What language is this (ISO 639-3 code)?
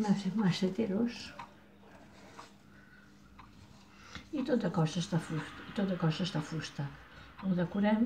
pol